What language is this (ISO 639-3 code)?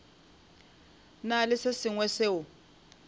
nso